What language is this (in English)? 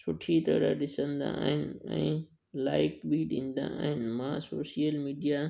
Sindhi